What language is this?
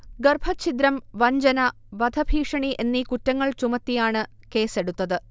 Malayalam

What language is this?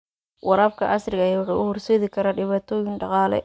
Somali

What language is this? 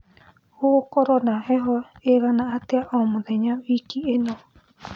Kikuyu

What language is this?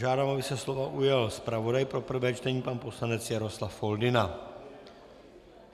Czech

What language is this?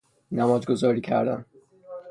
Persian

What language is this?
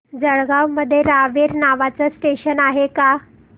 Marathi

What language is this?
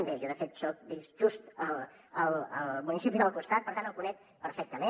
Catalan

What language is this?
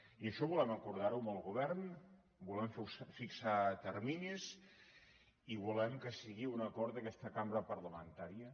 Catalan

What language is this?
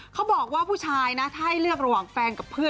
Thai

